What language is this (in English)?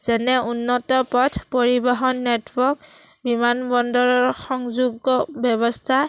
Assamese